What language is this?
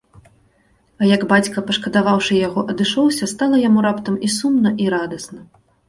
Belarusian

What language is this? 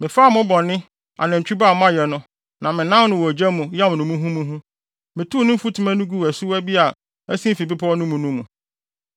Akan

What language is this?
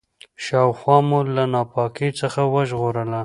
Pashto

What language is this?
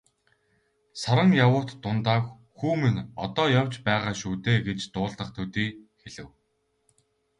Mongolian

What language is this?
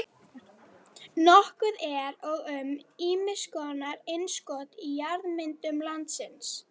Icelandic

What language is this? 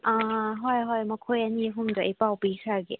Manipuri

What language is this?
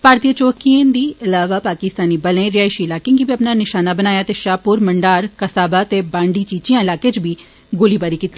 Dogri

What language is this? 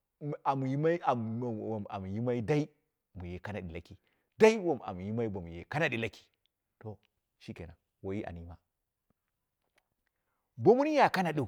Dera (Nigeria)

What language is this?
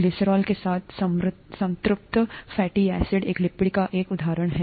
Hindi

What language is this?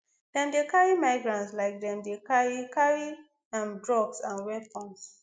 Nigerian Pidgin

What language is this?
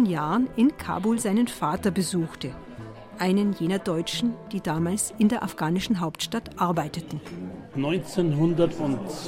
German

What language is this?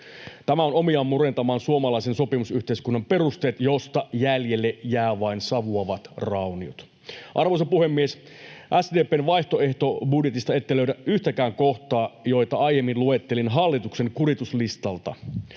Finnish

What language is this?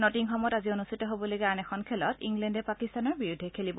Assamese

